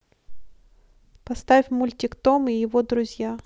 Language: Russian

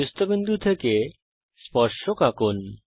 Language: Bangla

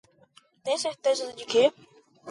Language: Portuguese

